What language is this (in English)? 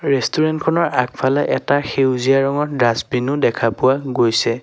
Assamese